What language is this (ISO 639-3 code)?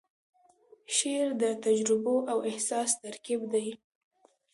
pus